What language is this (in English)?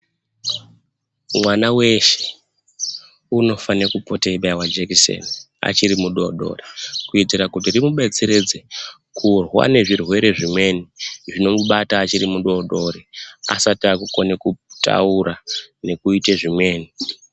Ndau